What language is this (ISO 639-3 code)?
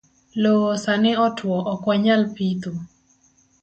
luo